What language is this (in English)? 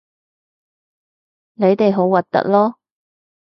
Cantonese